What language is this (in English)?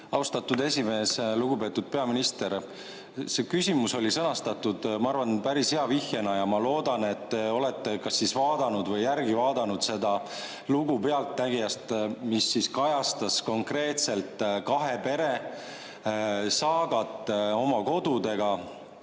Estonian